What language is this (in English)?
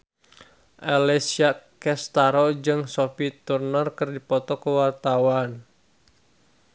Sundanese